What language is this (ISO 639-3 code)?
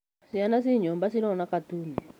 kik